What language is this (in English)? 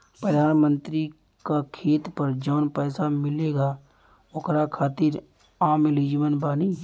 Bhojpuri